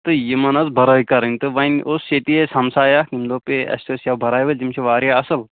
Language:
Kashmiri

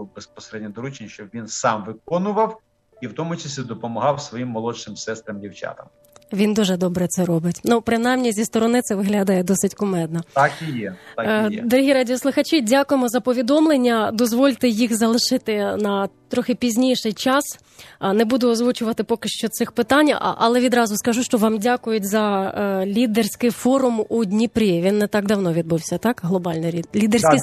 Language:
Ukrainian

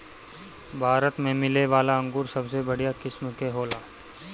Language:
Bhojpuri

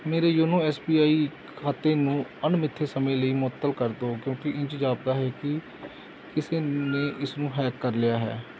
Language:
Punjabi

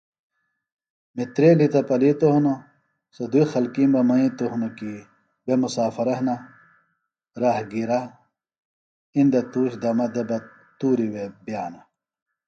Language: Phalura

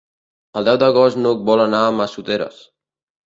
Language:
Catalan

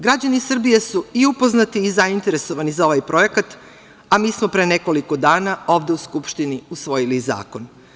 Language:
Serbian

